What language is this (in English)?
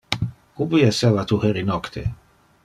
Interlingua